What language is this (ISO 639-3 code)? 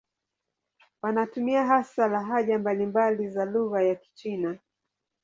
swa